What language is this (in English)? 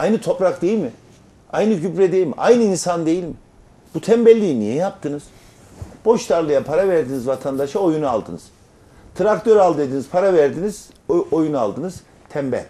Turkish